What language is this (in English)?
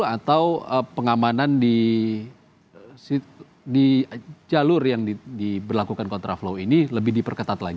Indonesian